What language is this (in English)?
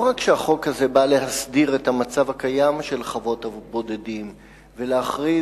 Hebrew